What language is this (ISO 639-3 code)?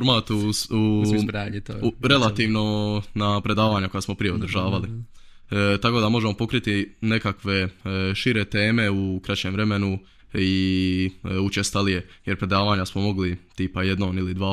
hrv